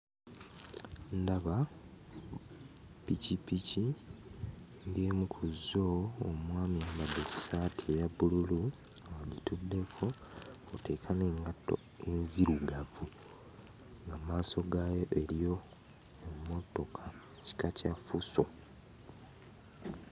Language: Ganda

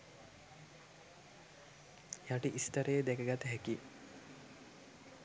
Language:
Sinhala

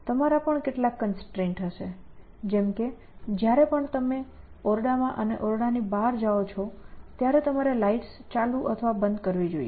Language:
Gujarati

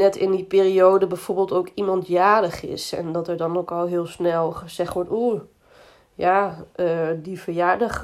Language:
Dutch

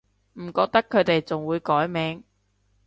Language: Cantonese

